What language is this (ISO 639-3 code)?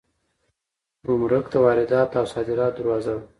pus